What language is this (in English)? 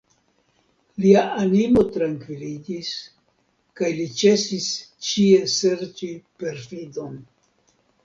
Esperanto